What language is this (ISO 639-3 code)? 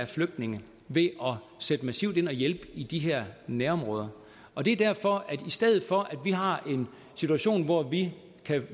dan